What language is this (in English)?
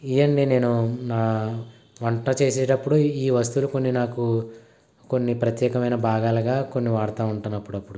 Telugu